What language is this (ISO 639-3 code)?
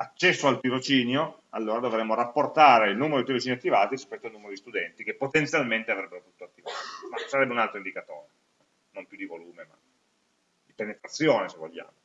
ita